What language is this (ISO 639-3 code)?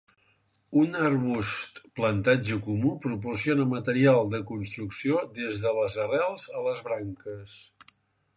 cat